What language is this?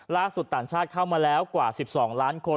Thai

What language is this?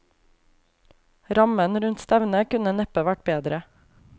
Norwegian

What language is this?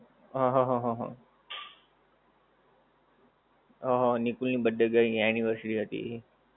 Gujarati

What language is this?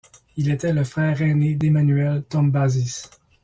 French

